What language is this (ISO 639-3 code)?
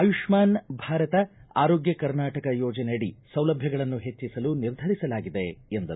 kan